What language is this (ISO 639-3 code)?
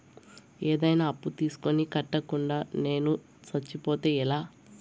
tel